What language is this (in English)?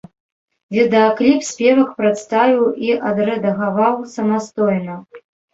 Belarusian